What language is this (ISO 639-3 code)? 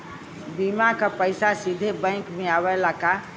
bho